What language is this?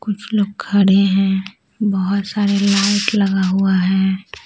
Hindi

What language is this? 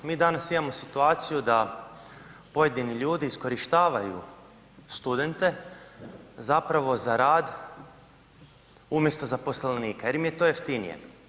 Croatian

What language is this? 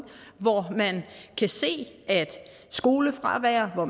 Danish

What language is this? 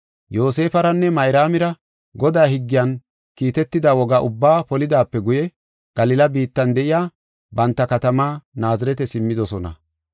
Gofa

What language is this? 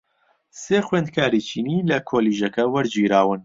Central Kurdish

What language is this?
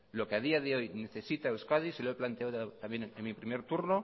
Spanish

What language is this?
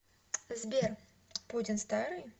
Russian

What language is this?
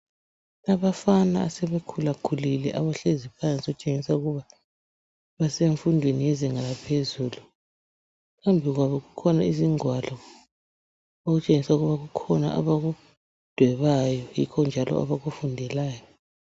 North Ndebele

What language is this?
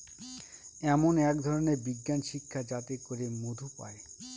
Bangla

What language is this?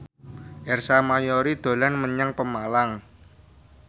Javanese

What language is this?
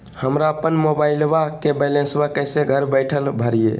Magahi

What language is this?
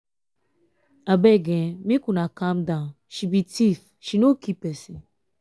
Nigerian Pidgin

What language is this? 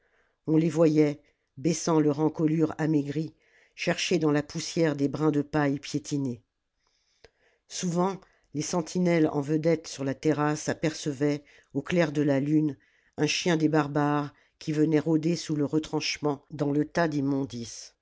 French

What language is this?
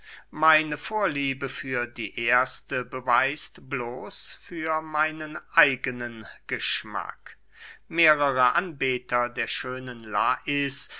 German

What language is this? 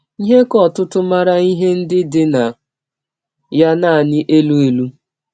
Igbo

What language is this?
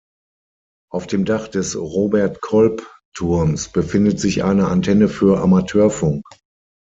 German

